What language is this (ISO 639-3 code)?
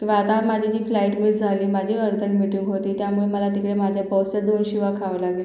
mar